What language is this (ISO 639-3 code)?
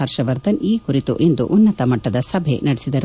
kan